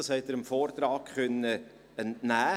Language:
Swiss German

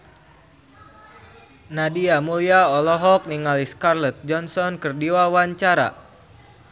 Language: Sundanese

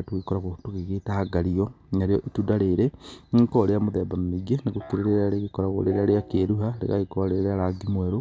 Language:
Kikuyu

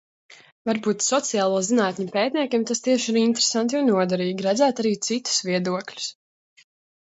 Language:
Latvian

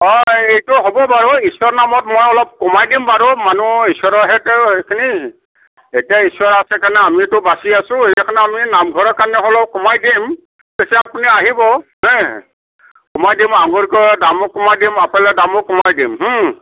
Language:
Assamese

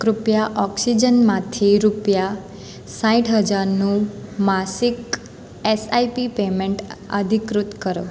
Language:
Gujarati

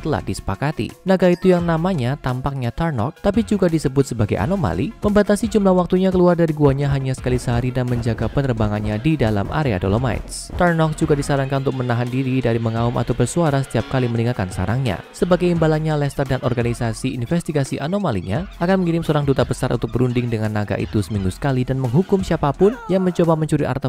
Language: Indonesian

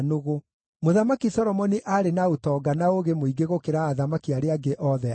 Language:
Kikuyu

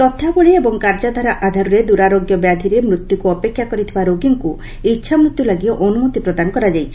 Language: Odia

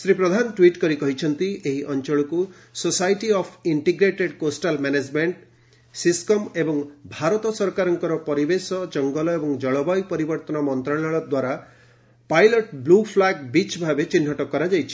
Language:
Odia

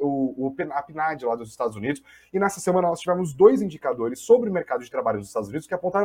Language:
Portuguese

